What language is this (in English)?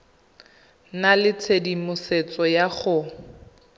Tswana